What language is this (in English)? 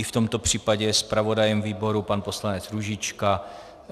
Czech